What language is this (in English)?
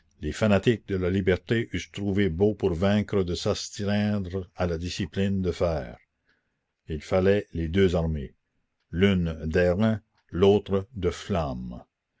French